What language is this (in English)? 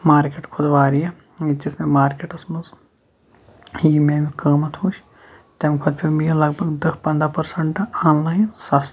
Kashmiri